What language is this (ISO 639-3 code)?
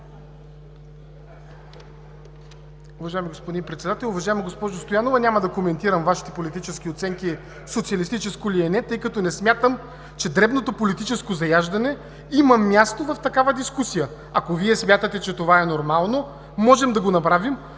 bul